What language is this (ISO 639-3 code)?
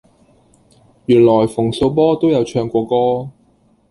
yue